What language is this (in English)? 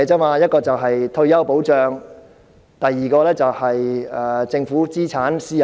Cantonese